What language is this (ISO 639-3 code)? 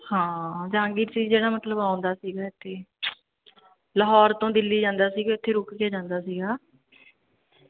pan